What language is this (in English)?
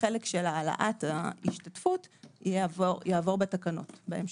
Hebrew